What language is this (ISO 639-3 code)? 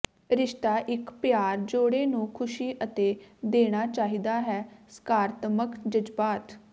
pan